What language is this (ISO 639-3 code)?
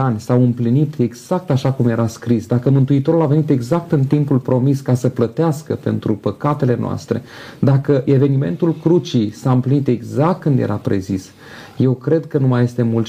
ron